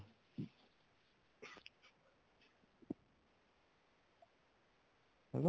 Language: Punjabi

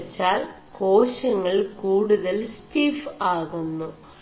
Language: Malayalam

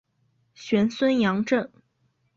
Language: Chinese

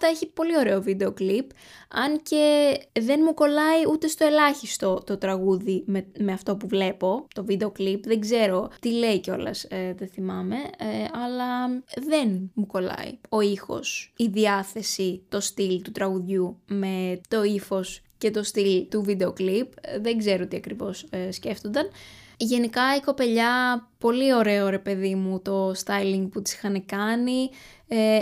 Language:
Greek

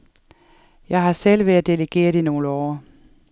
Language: Danish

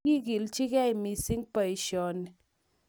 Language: Kalenjin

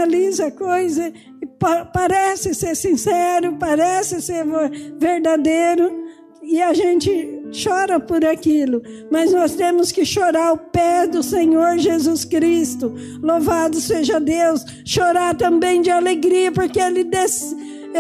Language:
Portuguese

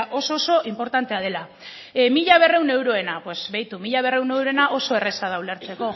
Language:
Basque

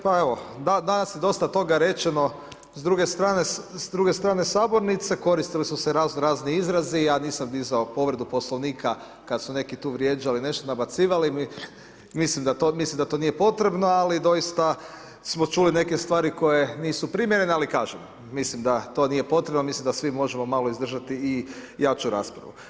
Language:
Croatian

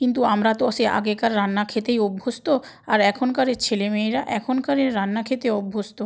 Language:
Bangla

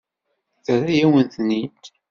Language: Kabyle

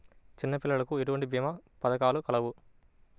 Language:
Telugu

